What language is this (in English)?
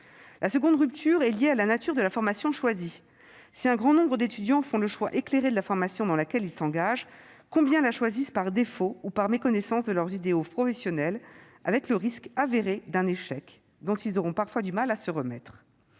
French